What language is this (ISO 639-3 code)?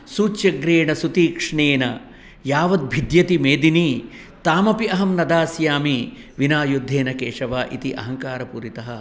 san